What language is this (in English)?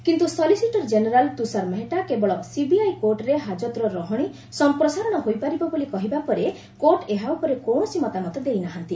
Odia